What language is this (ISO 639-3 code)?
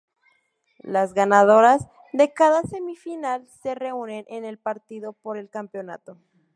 spa